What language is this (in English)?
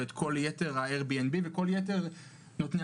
Hebrew